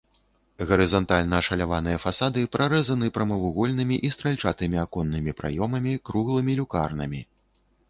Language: Belarusian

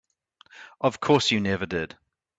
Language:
English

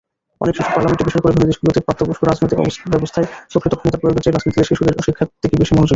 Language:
Bangla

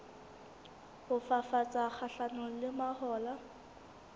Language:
Southern Sotho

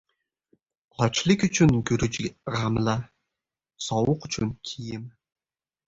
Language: Uzbek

